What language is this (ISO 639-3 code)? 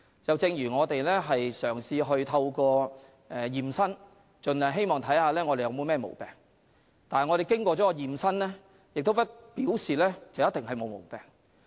yue